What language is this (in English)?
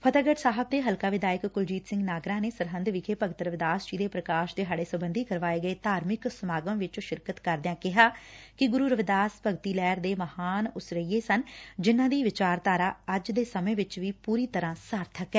Punjabi